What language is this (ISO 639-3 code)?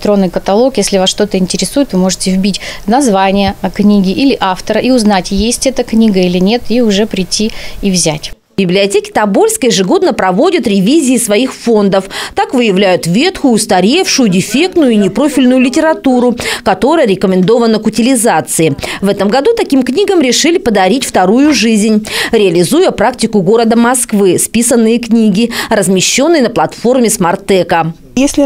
rus